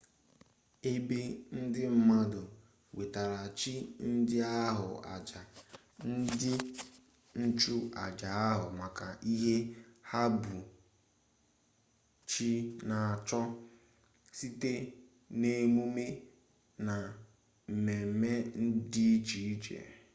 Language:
Igbo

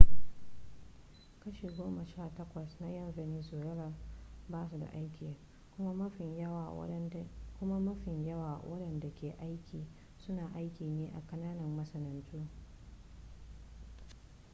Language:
Hausa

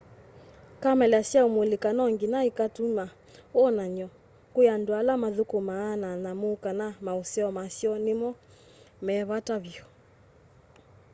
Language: Kamba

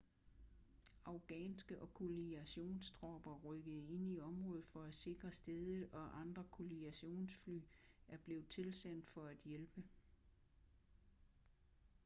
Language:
Danish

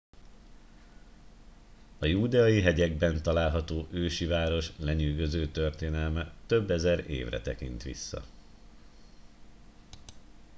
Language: Hungarian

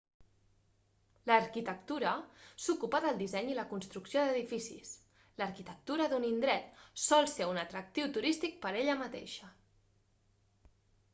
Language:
Catalan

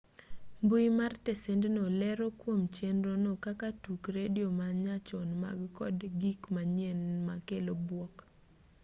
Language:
Luo (Kenya and Tanzania)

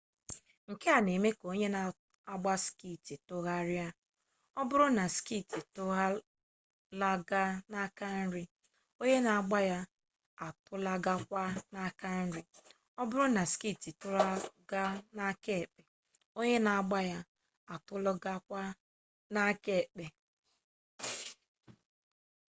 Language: Igbo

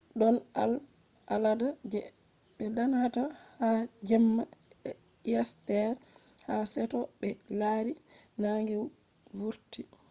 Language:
Fula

